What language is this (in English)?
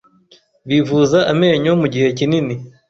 Kinyarwanda